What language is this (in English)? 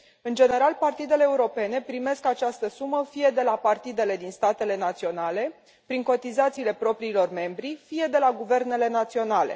Romanian